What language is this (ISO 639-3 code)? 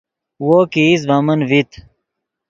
ydg